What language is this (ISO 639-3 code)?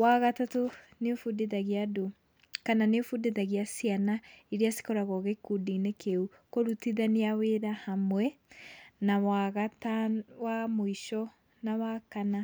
kik